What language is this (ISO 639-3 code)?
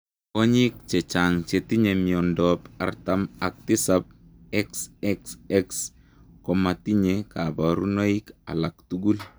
kln